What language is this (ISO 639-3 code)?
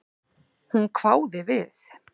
isl